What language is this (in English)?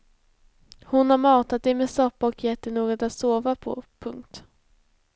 Swedish